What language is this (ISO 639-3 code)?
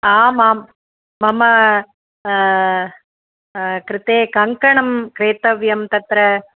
san